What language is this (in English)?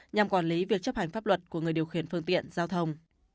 Vietnamese